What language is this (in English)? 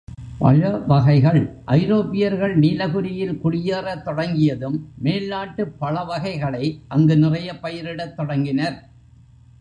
Tamil